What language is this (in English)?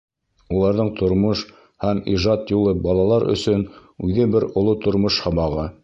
Bashkir